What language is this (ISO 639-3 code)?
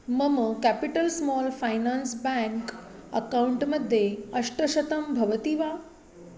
san